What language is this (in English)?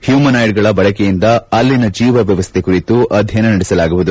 Kannada